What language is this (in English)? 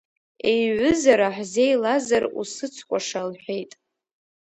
Abkhazian